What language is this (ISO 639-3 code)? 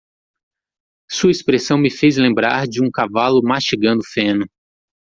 por